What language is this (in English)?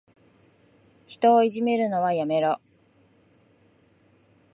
Japanese